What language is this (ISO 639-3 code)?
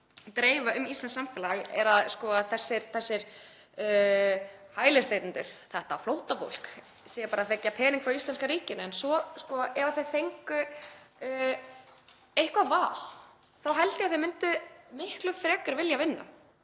isl